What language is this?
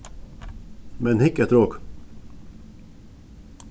Faroese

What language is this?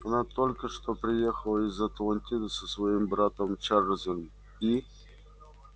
Russian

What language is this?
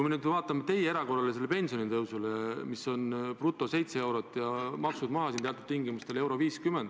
Estonian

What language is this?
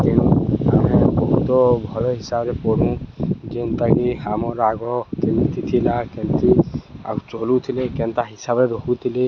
Odia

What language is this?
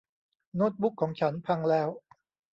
Thai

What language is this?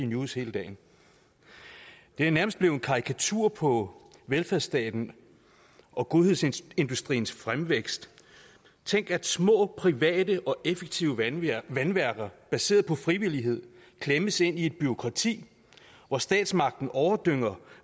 Danish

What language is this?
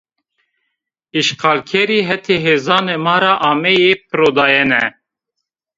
Zaza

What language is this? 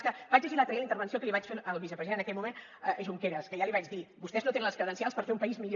Catalan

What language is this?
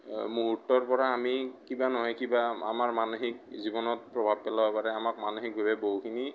Assamese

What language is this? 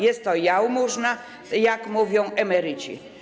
Polish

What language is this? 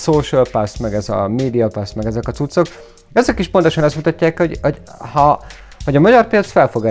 Hungarian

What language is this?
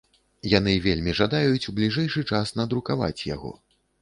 Belarusian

